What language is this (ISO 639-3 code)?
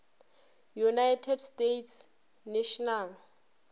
nso